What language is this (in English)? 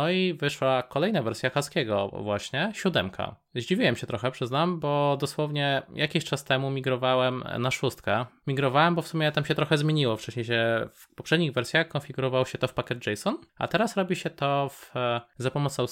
Polish